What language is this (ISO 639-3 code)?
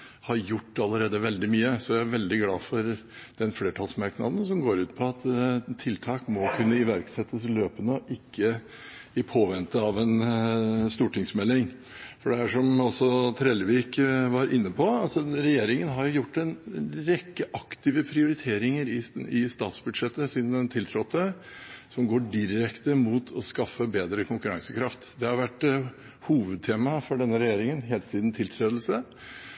nob